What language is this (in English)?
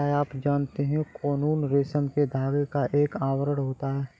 Hindi